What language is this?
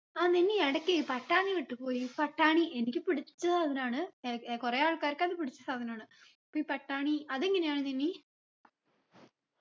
Malayalam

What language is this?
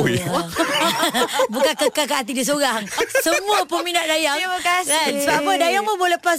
Malay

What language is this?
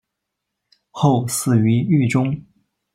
Chinese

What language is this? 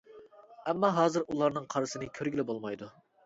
Uyghur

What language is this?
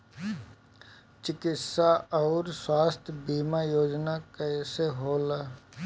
Bhojpuri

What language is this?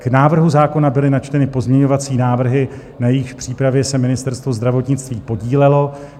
Czech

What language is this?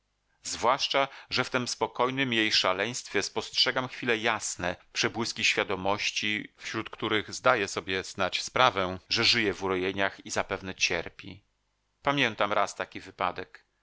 Polish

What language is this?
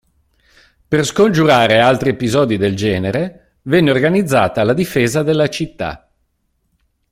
Italian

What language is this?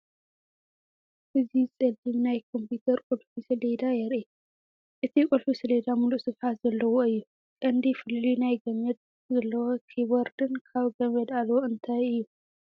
Tigrinya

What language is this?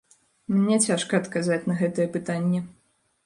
Belarusian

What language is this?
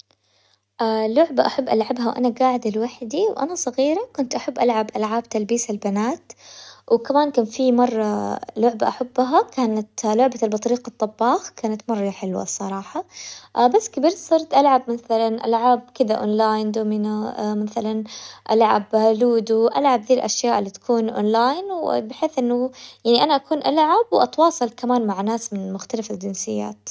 Hijazi Arabic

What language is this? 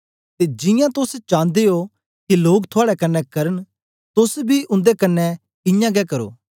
Dogri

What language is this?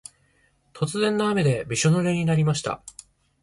Japanese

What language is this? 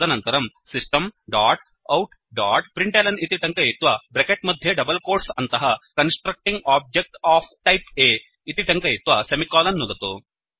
Sanskrit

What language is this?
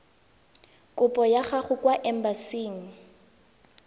Tswana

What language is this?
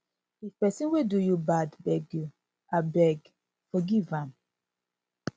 Nigerian Pidgin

